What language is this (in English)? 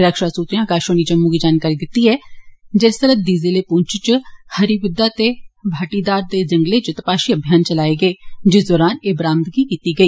Dogri